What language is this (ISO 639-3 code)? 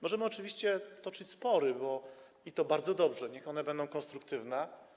pol